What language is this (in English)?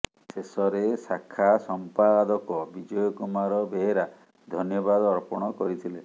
Odia